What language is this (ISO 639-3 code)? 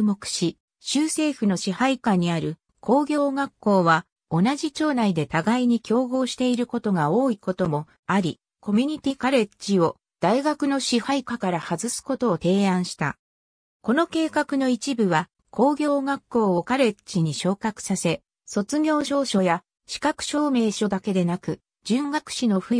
jpn